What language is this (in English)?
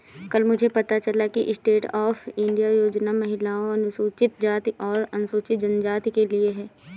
Hindi